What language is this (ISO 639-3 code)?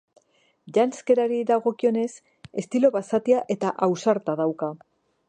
eus